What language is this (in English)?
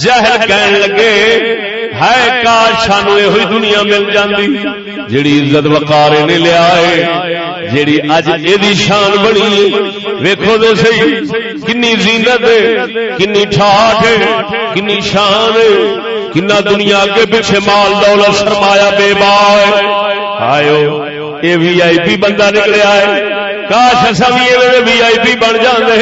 Urdu